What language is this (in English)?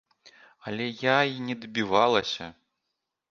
Belarusian